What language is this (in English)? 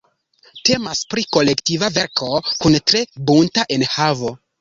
Esperanto